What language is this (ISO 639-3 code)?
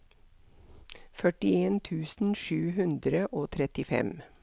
nor